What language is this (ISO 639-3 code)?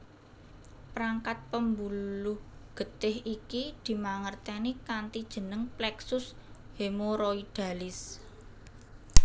jav